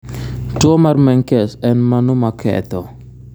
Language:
Luo (Kenya and Tanzania)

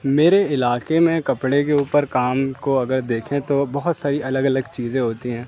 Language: Urdu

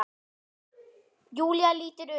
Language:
Icelandic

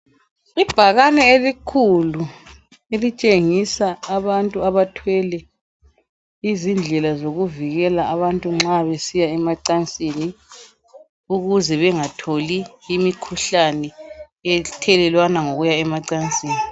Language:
North Ndebele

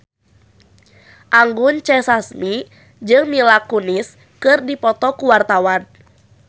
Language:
Sundanese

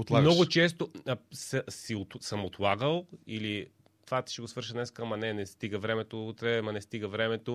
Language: Bulgarian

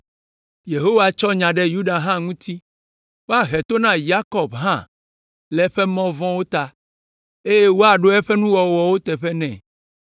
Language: Ewe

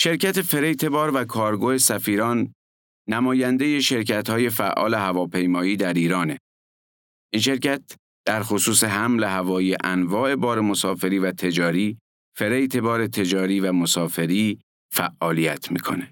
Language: Persian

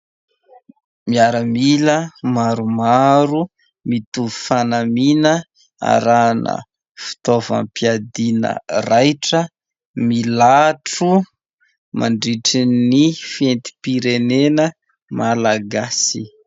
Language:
Malagasy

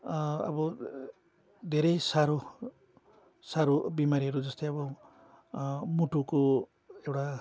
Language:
Nepali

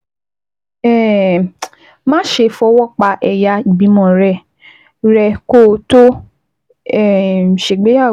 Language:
Yoruba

